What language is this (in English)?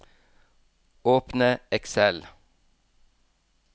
Norwegian